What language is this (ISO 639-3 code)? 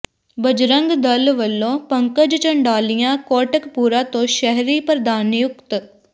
pan